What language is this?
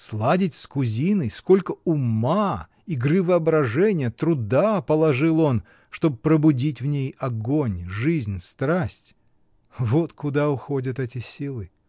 Russian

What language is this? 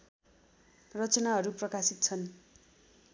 Nepali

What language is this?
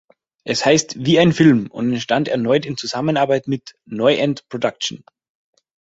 German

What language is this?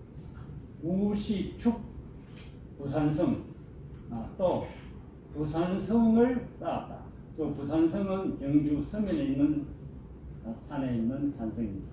Korean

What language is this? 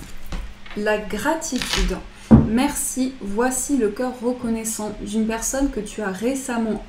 French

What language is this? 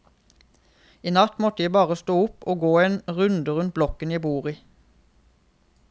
Norwegian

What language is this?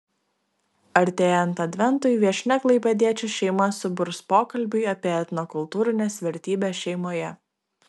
Lithuanian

